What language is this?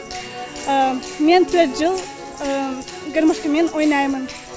Kazakh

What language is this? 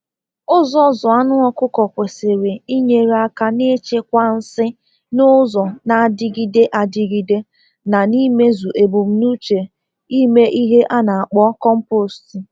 Igbo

